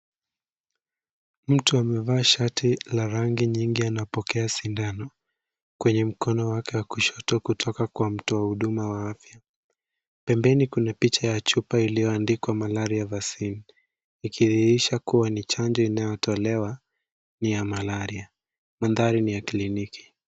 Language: Swahili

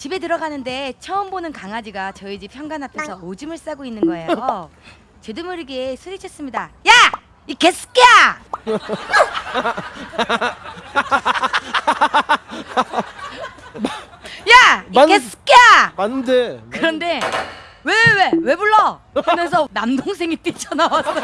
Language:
Korean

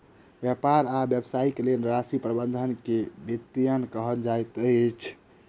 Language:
Maithili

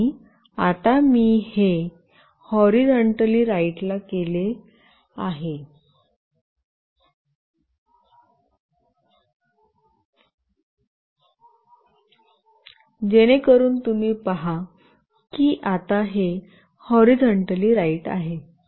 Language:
Marathi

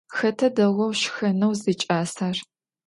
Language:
Adyghe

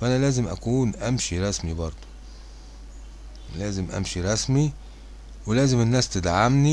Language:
Arabic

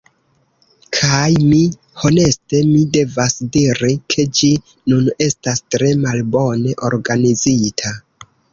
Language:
Esperanto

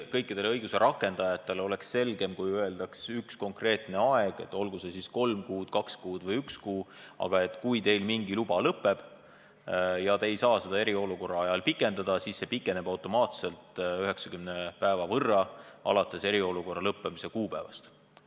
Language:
Estonian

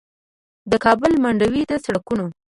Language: Pashto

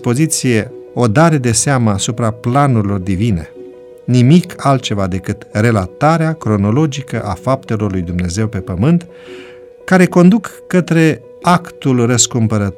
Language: Romanian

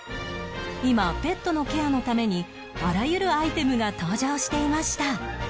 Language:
Japanese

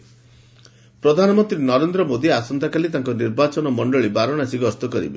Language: Odia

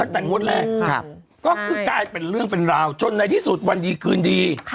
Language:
Thai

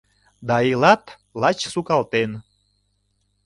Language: Mari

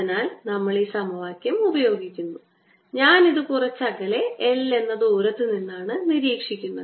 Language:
Malayalam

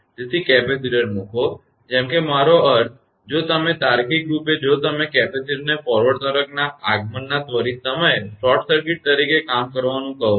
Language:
Gujarati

